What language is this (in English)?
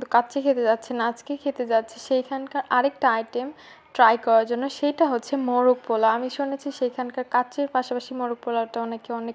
Bangla